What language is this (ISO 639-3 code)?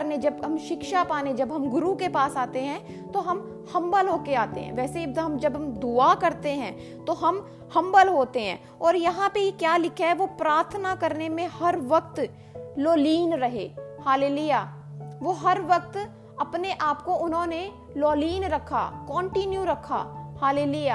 hin